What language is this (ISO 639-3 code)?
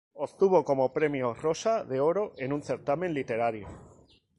spa